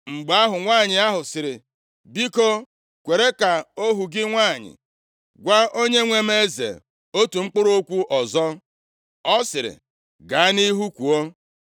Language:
Igbo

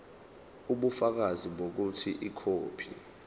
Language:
Zulu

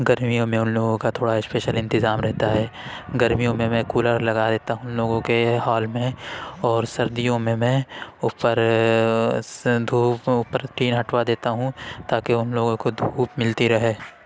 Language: Urdu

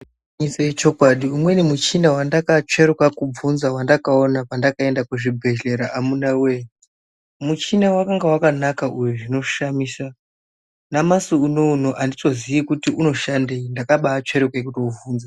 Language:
Ndau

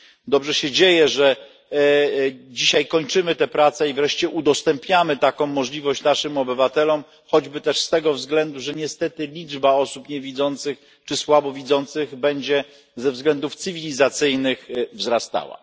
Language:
Polish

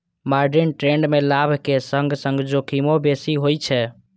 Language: Maithili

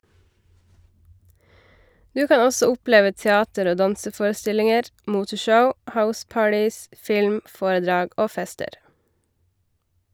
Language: Norwegian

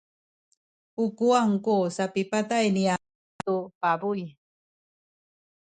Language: Sakizaya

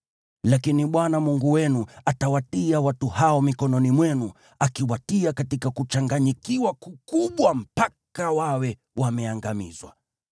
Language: Swahili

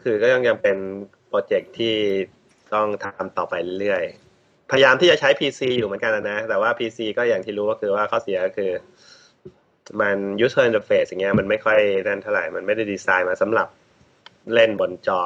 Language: Thai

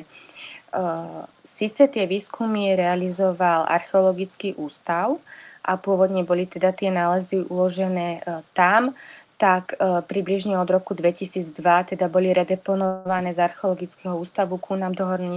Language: Slovak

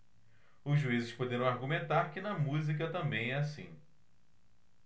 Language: Portuguese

